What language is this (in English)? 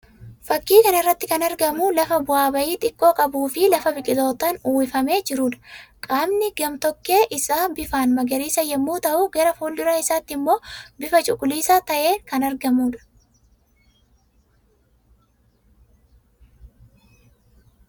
Oromo